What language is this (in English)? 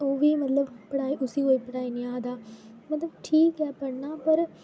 Dogri